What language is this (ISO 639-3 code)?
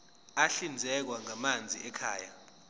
zul